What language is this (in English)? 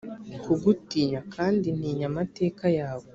Kinyarwanda